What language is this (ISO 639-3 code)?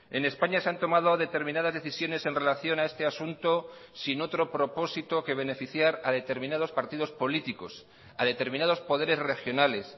spa